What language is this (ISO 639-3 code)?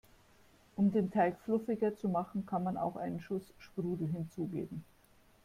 deu